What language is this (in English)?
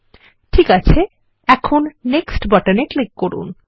Bangla